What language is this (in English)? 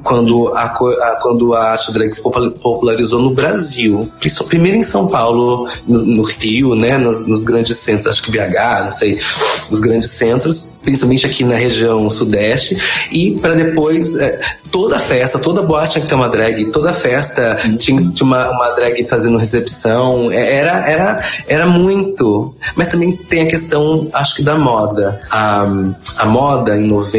Portuguese